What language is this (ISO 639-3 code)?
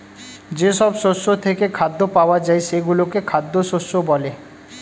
ben